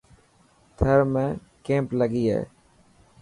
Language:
Dhatki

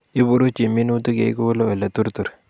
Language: Kalenjin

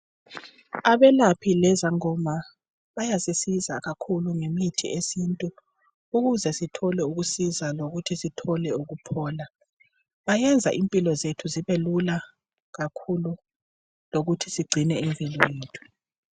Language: North Ndebele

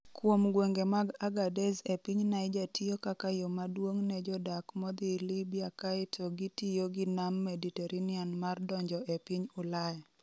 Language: Luo (Kenya and Tanzania)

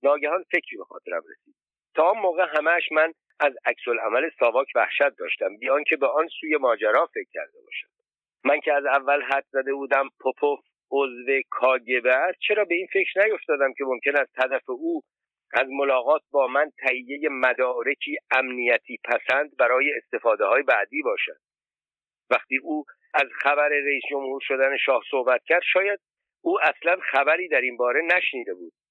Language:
Persian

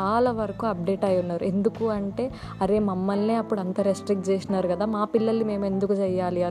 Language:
Telugu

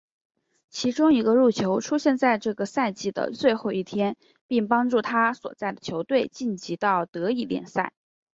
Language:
Chinese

